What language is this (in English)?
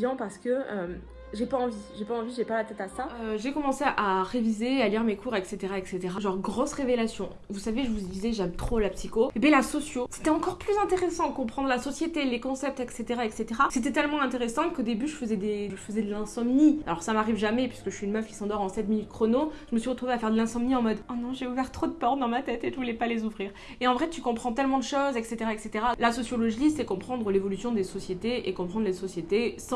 French